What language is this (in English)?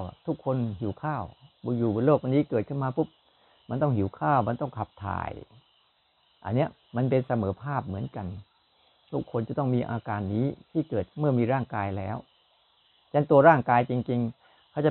Thai